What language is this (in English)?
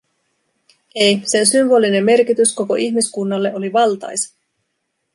Finnish